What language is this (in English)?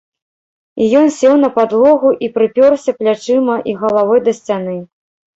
Belarusian